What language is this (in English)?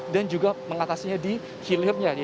Indonesian